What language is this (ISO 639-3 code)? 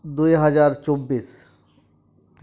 sat